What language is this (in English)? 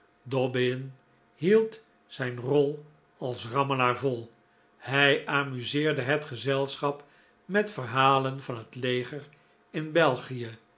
Dutch